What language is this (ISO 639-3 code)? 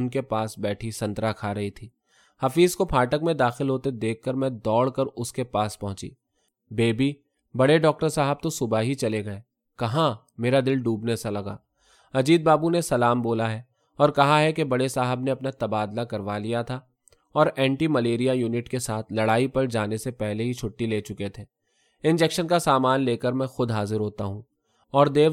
urd